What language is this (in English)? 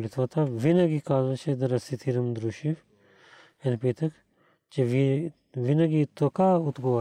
Bulgarian